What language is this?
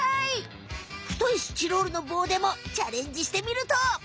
Japanese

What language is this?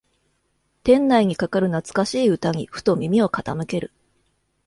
Japanese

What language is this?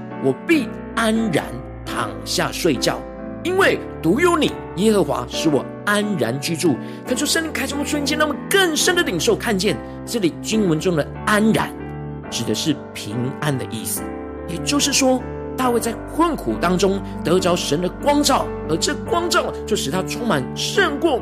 Chinese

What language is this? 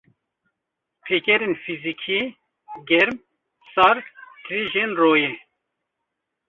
Kurdish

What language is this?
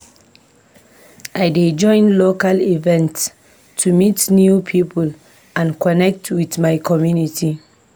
Nigerian Pidgin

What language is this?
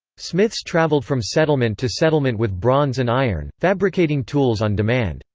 English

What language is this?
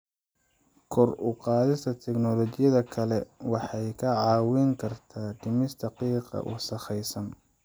Somali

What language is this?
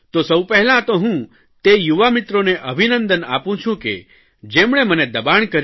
Gujarati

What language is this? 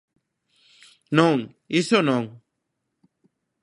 Galician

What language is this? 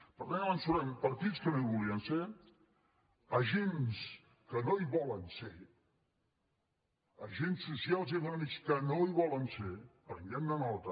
Catalan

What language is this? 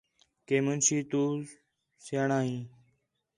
Khetrani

